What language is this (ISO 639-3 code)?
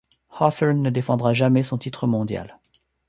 fra